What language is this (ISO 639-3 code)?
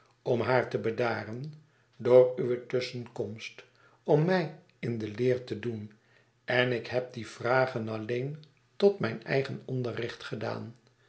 nld